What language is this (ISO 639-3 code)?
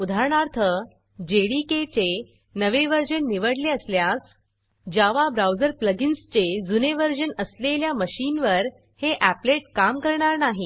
mar